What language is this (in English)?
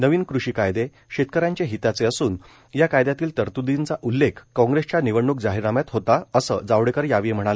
Marathi